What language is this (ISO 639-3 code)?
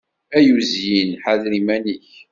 kab